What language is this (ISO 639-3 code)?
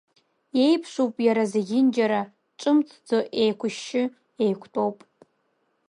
abk